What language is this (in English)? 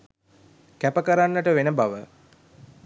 Sinhala